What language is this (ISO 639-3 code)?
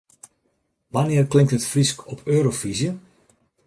fry